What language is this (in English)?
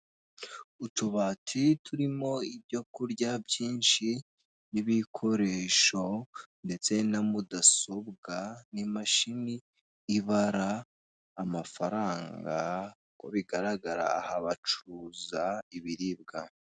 Kinyarwanda